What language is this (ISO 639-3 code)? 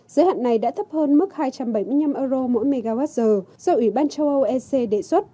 vie